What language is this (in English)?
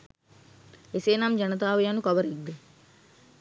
Sinhala